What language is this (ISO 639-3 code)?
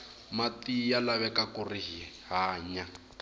tso